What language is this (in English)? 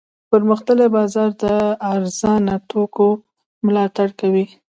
Pashto